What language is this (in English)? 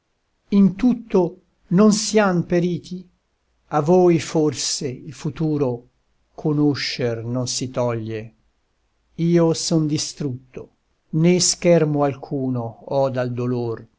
Italian